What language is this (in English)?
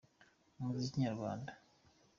Kinyarwanda